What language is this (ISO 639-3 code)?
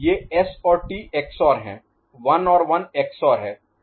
hin